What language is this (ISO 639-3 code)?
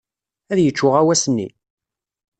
kab